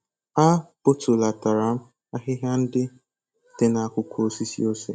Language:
Igbo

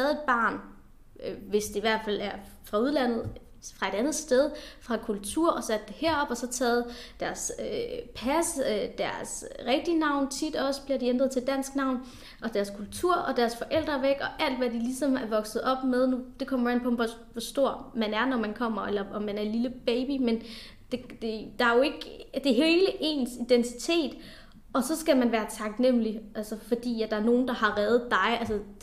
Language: Danish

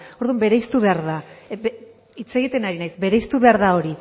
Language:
Basque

